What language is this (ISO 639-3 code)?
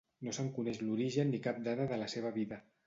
cat